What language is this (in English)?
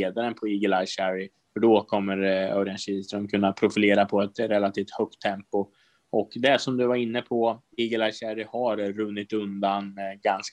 Swedish